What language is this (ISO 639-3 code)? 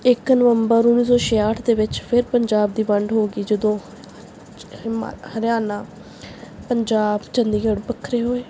pan